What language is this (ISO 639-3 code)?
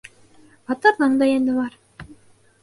bak